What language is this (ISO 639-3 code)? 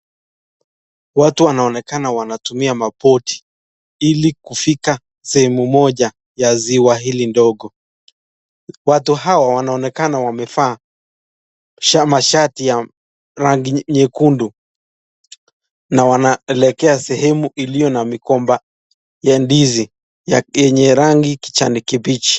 swa